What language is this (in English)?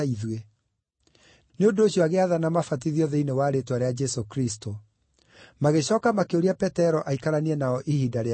Kikuyu